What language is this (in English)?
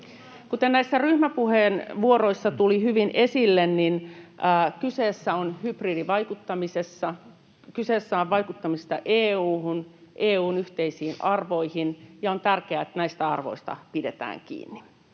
Finnish